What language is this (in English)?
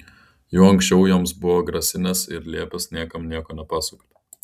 Lithuanian